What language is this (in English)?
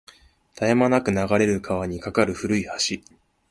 Japanese